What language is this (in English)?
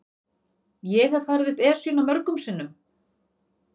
Icelandic